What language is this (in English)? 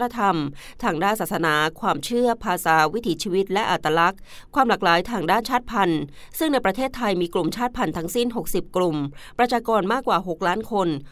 Thai